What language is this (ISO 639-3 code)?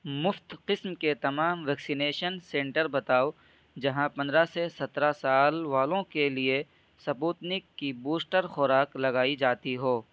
urd